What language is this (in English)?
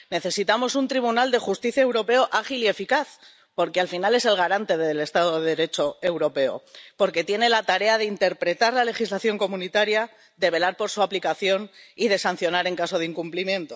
Spanish